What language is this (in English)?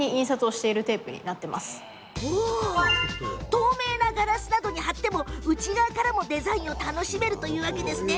Japanese